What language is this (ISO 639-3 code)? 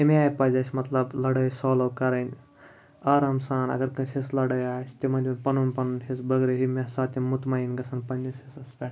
kas